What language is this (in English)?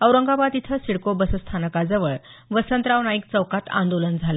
Marathi